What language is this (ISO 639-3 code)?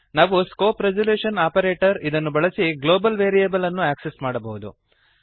kan